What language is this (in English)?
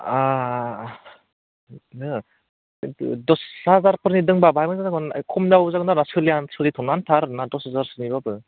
Bodo